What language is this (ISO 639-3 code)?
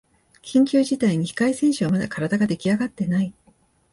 jpn